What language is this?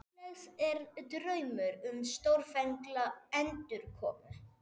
Icelandic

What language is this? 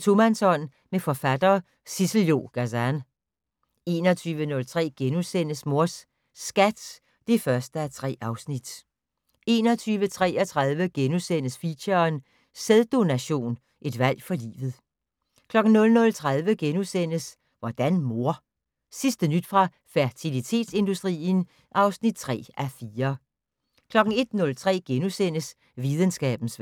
Danish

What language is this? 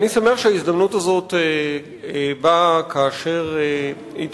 Hebrew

